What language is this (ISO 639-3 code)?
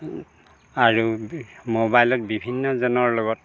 asm